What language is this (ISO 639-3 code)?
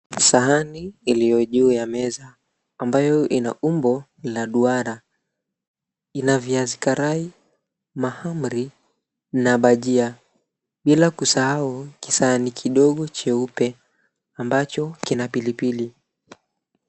swa